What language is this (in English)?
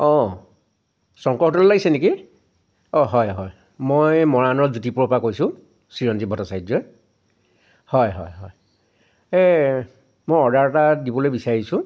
Assamese